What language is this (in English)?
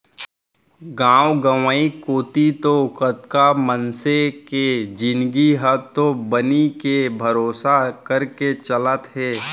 Chhattisgarhi